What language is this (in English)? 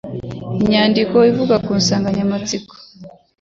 Kinyarwanda